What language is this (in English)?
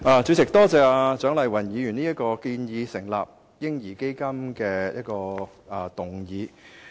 Cantonese